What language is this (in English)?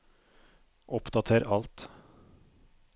Norwegian